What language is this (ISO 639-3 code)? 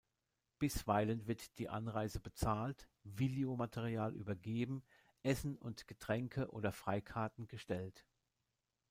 deu